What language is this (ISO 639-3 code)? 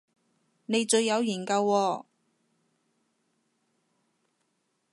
yue